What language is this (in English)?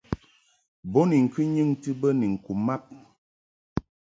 Mungaka